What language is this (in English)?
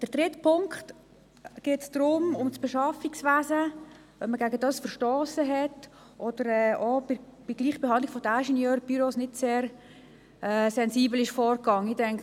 Swiss German